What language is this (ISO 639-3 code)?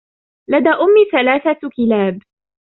ara